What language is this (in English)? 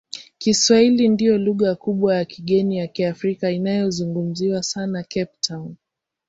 Swahili